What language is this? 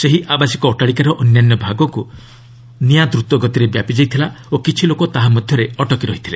Odia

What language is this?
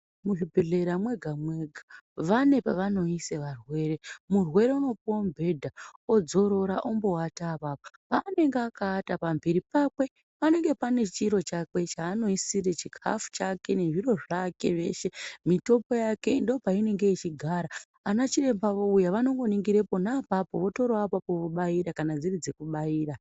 Ndau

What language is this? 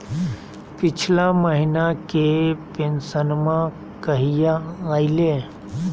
Magahi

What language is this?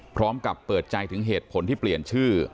Thai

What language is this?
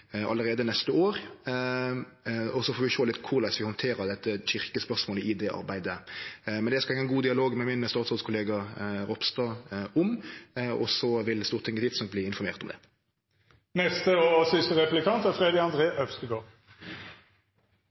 Norwegian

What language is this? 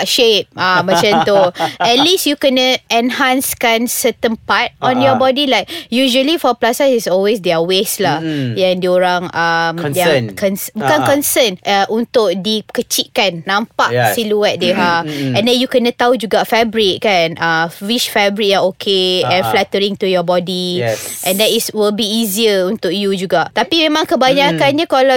Malay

